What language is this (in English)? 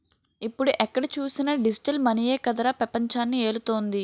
Telugu